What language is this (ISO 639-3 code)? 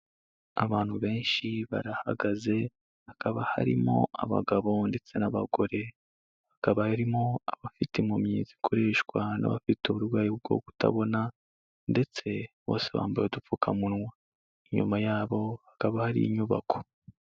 kin